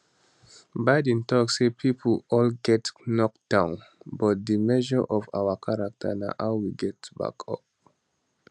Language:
Nigerian Pidgin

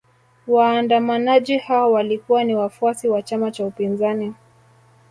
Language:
Swahili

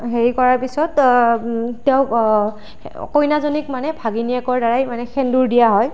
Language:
Assamese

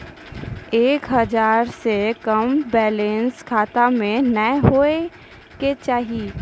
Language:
Maithili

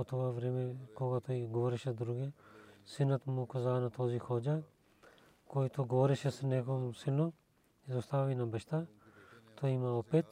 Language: Bulgarian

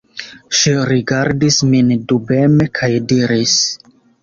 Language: Esperanto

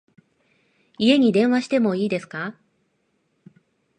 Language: Japanese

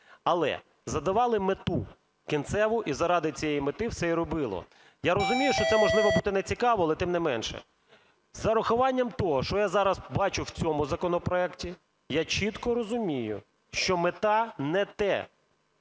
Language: Ukrainian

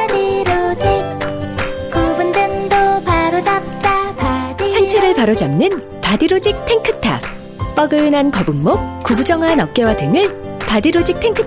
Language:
Korean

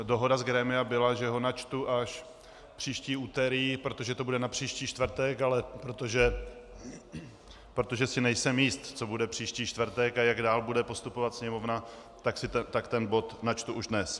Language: Czech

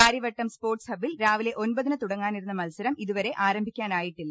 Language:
Malayalam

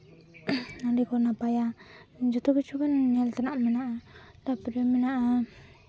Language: Santali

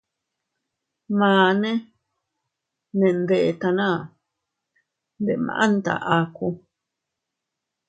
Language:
Teutila Cuicatec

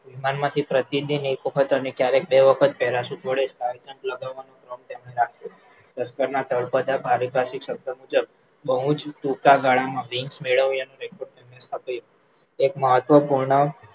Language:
Gujarati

